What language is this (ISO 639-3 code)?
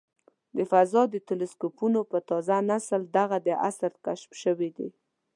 pus